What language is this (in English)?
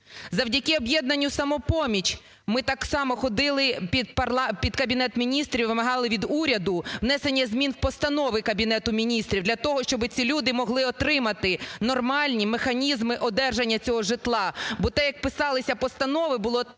Ukrainian